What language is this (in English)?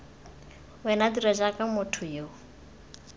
Tswana